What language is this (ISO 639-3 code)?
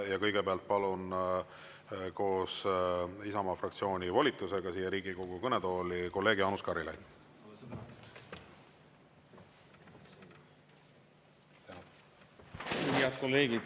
est